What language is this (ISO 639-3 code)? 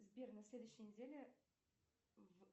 rus